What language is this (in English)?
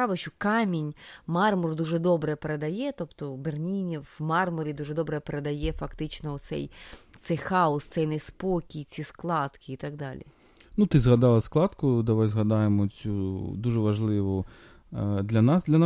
Ukrainian